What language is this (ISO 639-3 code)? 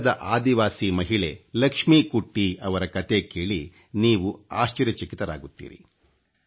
kan